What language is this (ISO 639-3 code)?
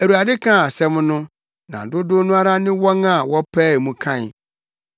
aka